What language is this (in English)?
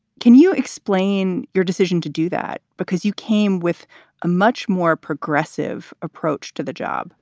English